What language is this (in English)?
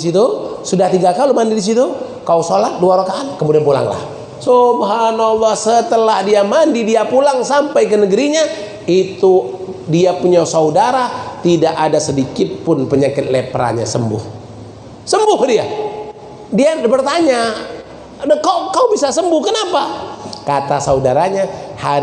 Indonesian